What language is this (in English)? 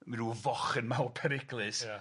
Welsh